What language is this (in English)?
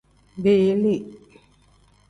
Tem